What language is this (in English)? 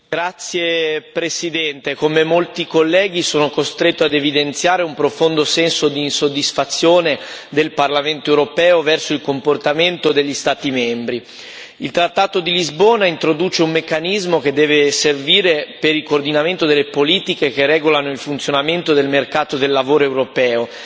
Italian